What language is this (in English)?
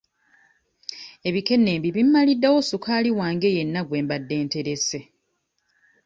Ganda